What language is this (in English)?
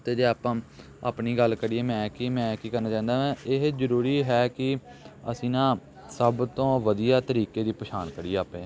Punjabi